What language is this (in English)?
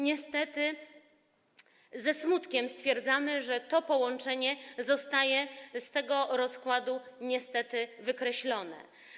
Polish